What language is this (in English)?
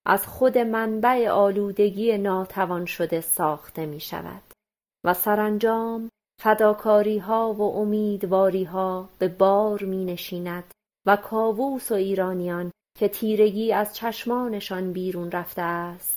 Persian